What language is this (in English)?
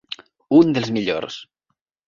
Catalan